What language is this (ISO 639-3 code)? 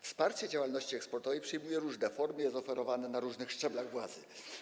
pol